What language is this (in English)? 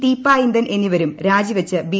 Malayalam